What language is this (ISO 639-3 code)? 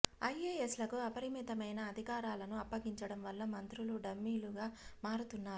tel